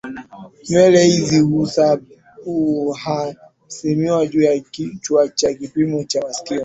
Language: Swahili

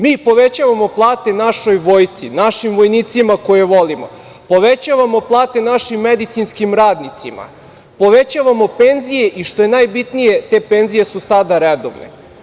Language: Serbian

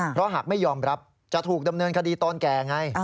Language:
Thai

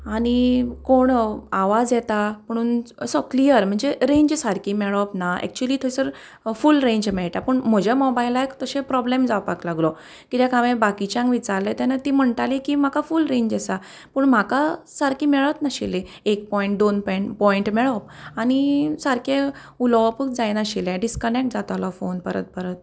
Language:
Konkani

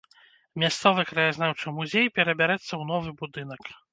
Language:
Belarusian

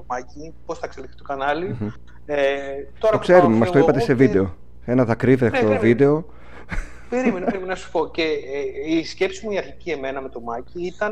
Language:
Greek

